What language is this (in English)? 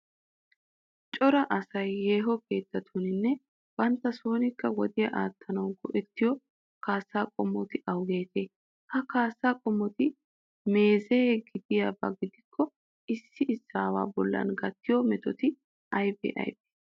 Wolaytta